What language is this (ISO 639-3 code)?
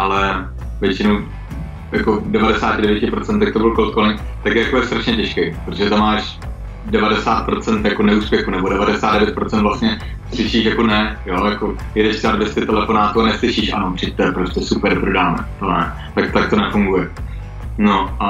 ces